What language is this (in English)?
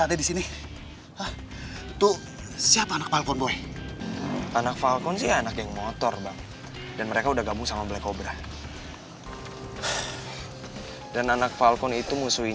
Indonesian